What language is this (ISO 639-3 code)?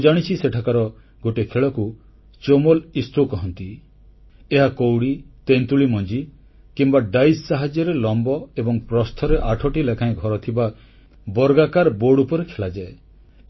ori